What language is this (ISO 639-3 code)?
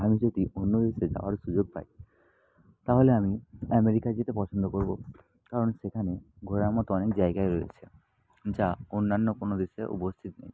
ben